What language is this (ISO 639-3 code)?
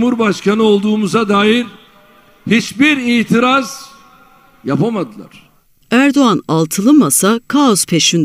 tur